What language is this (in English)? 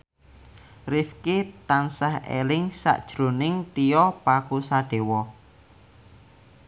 Javanese